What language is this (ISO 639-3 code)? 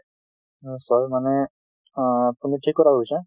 asm